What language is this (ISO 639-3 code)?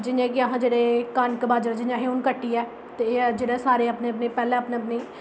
doi